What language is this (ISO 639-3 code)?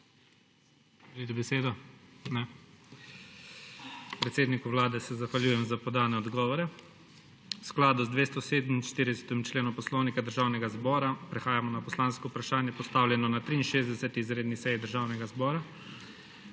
slv